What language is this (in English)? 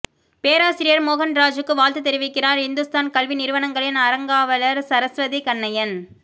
Tamil